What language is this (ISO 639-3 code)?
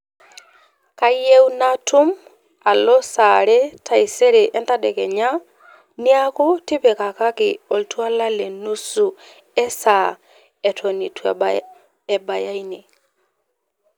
mas